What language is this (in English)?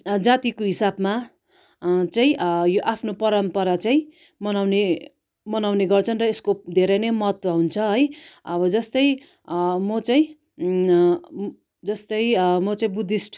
Nepali